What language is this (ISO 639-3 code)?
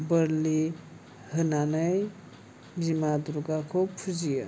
brx